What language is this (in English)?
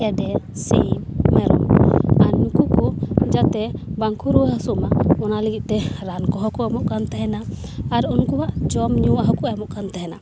Santali